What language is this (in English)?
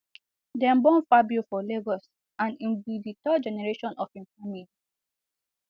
Nigerian Pidgin